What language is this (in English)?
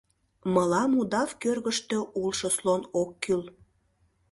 Mari